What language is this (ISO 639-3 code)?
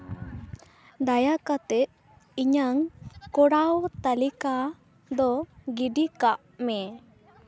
sat